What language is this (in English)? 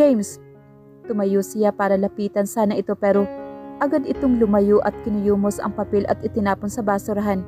Filipino